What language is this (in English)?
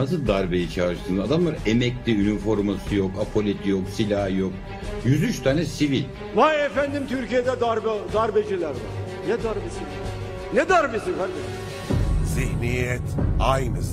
Turkish